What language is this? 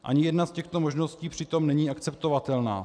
Czech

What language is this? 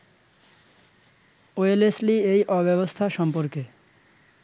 Bangla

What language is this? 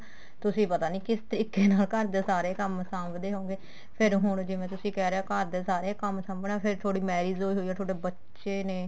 Punjabi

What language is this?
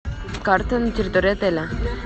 Russian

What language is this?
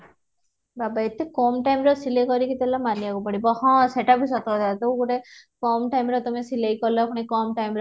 Odia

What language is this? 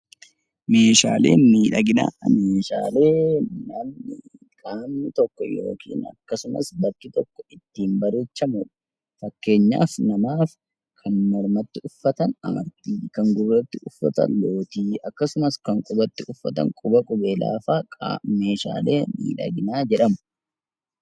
Oromo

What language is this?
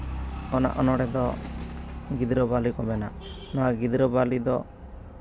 Santali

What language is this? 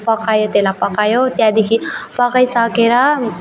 Nepali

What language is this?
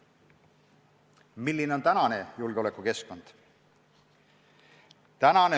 Estonian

